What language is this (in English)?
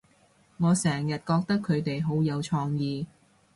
Cantonese